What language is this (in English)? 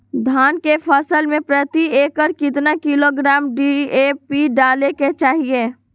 Magahi